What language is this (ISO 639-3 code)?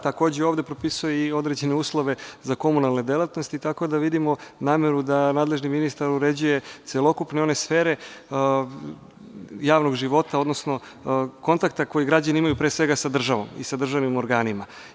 srp